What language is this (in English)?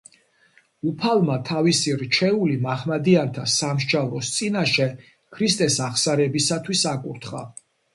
Georgian